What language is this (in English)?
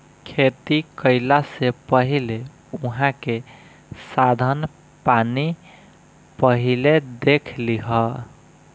Bhojpuri